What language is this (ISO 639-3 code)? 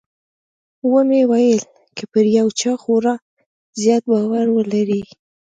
pus